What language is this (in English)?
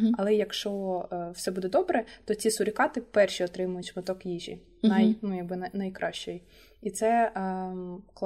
Ukrainian